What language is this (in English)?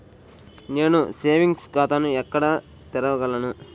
Telugu